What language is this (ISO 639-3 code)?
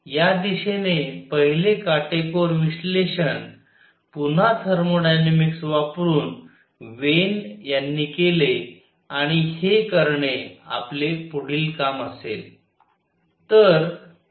mar